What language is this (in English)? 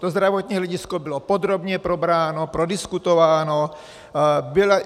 Czech